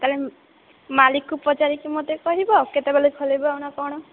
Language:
Odia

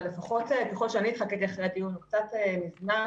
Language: Hebrew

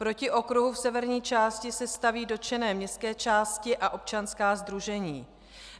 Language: Czech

